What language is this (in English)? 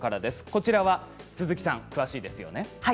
Japanese